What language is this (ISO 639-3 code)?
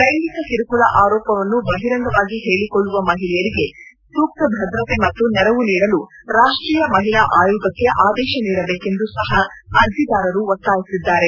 kan